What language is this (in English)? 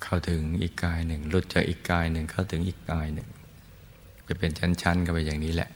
Thai